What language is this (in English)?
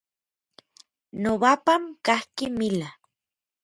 Orizaba Nahuatl